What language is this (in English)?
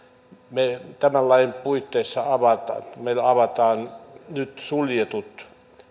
Finnish